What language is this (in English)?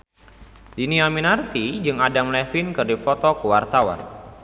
Sundanese